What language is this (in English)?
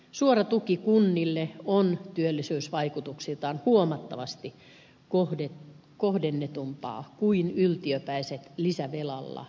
Finnish